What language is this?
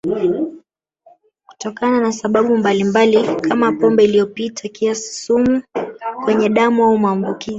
Swahili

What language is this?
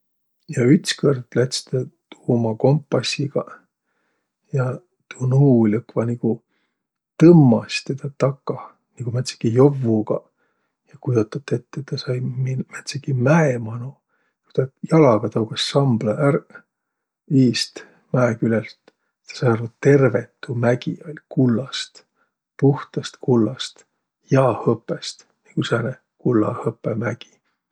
Võro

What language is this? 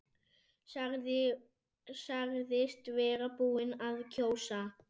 Icelandic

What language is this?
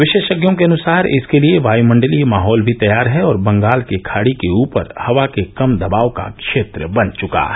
Hindi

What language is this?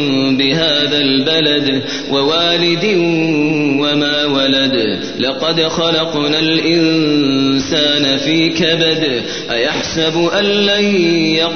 Arabic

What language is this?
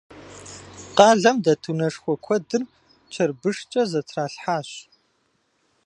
Kabardian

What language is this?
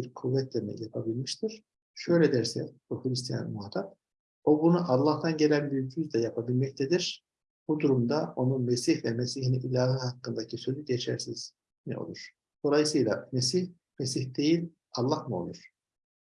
Turkish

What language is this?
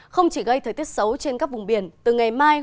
Vietnamese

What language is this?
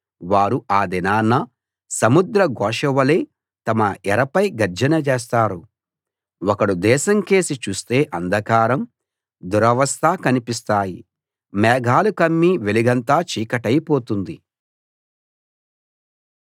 Telugu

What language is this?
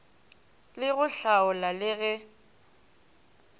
Northern Sotho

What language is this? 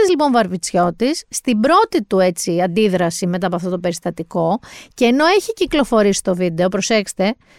Greek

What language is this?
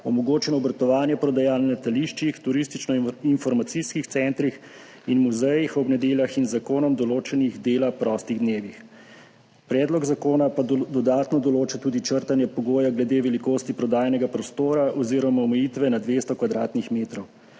Slovenian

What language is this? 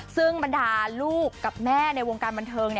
Thai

